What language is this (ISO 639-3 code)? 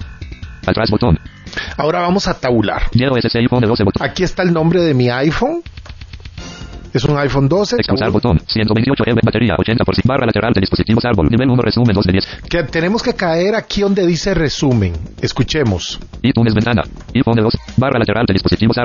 spa